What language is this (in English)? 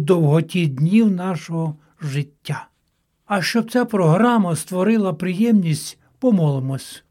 Ukrainian